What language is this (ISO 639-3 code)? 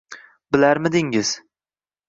uzb